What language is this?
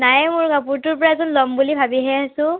Assamese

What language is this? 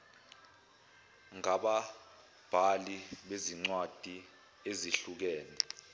Zulu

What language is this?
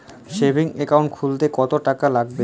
Bangla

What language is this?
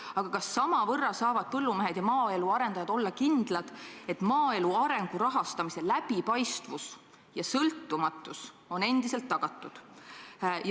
Estonian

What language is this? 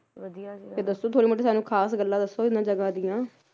Punjabi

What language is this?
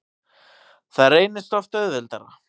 Icelandic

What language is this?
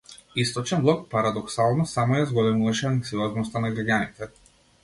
Macedonian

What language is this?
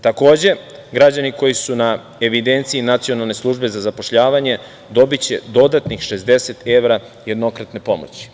Serbian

